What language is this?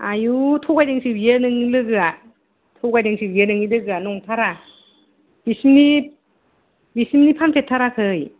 Bodo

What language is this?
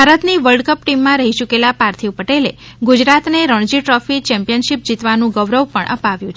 Gujarati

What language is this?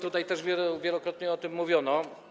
Polish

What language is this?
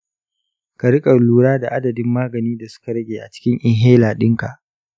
Hausa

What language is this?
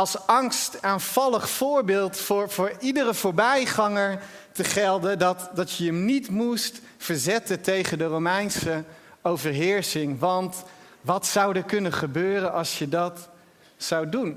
Dutch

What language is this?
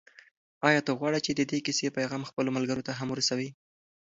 Pashto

